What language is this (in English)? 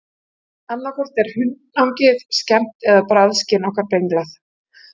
Icelandic